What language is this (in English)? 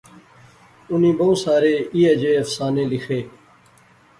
Pahari-Potwari